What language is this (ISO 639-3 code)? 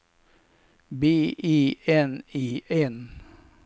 swe